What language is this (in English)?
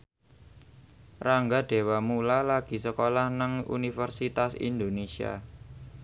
Javanese